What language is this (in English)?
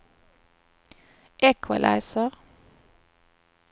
Swedish